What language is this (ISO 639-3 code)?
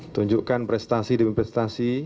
ind